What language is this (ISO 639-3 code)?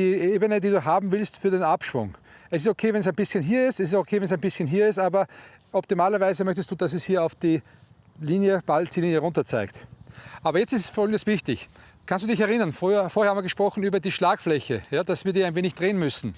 deu